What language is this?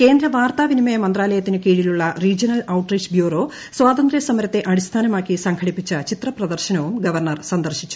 Malayalam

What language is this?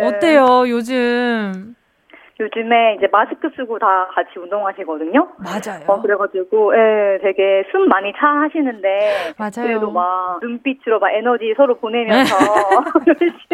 Korean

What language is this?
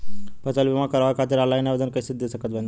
Bhojpuri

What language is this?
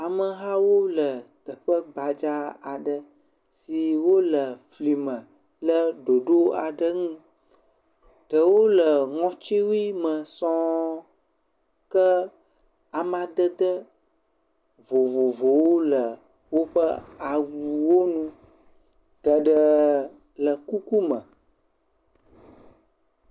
Ewe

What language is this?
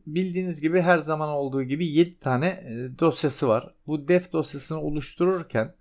Turkish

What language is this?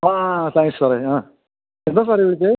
Malayalam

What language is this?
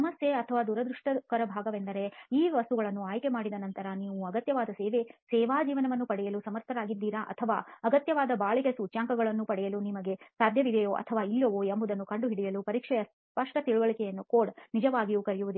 Kannada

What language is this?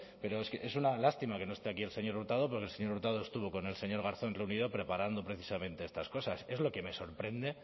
Spanish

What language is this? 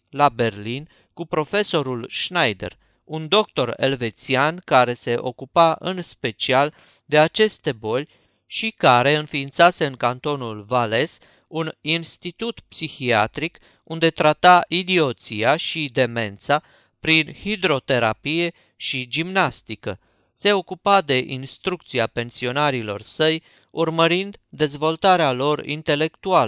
Romanian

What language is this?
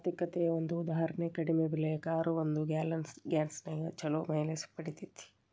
Kannada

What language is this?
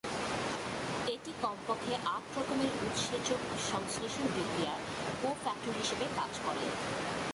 Bangla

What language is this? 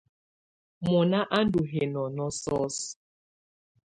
Tunen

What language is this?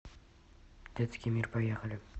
Russian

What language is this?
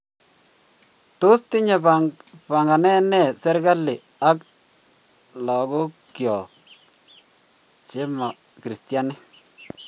Kalenjin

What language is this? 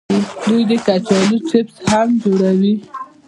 Pashto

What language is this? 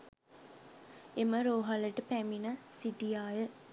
Sinhala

